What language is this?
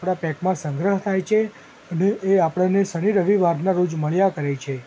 Gujarati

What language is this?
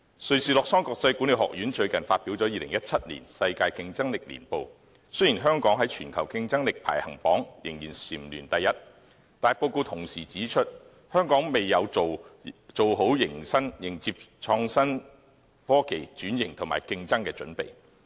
Cantonese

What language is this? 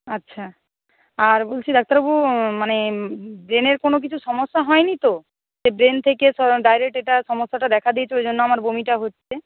Bangla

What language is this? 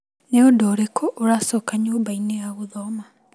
Kikuyu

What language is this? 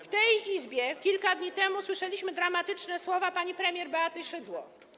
Polish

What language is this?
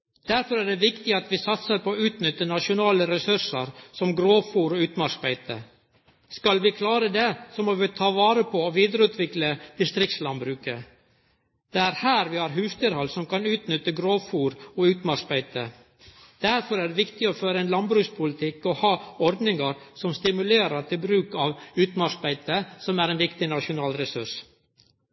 Norwegian Nynorsk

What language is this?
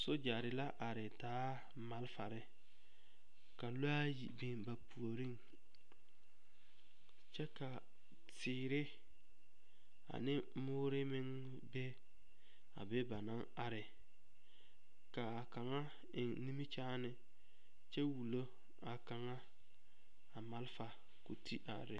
Southern Dagaare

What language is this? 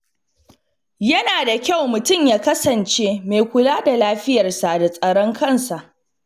Hausa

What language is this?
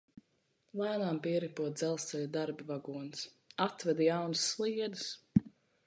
Latvian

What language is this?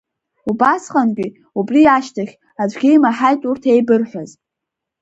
Abkhazian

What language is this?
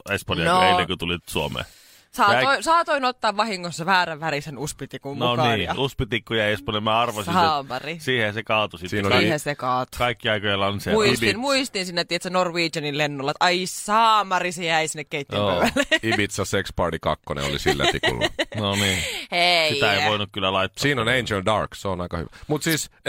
Finnish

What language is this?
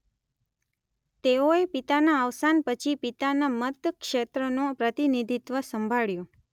Gujarati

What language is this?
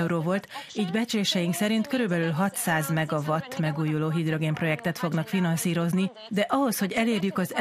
Hungarian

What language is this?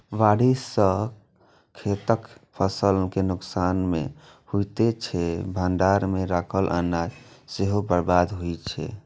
Maithili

